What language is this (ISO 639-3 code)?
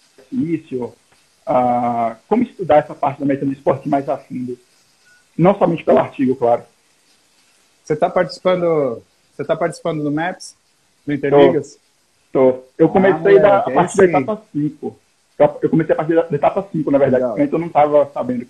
por